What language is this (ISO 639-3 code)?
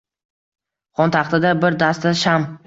uzb